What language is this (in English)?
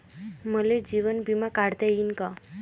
Marathi